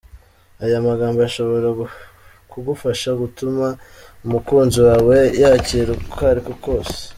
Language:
Kinyarwanda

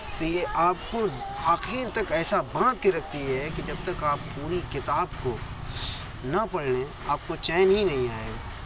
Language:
Urdu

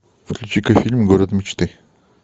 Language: Russian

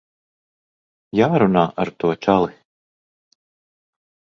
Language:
Latvian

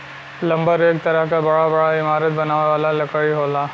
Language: Bhojpuri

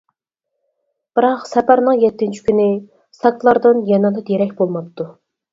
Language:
Uyghur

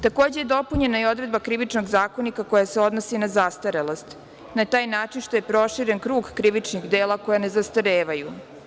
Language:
Serbian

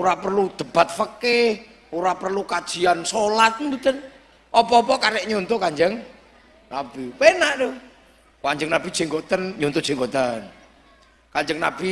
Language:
Indonesian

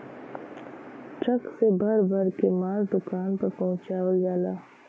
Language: Bhojpuri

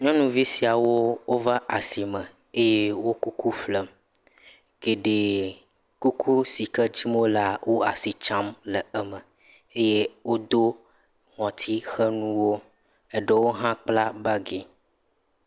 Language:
Ewe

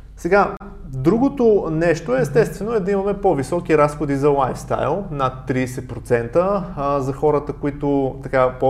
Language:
Bulgarian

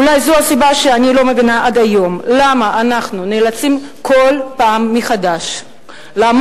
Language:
Hebrew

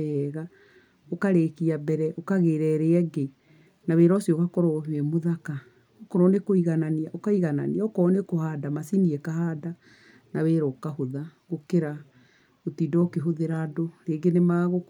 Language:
Kikuyu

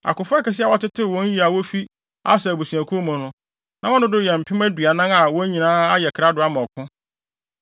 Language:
Akan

